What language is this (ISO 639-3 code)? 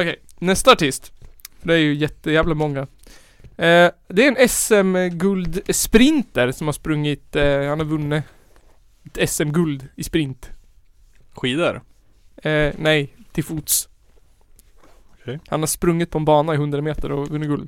swe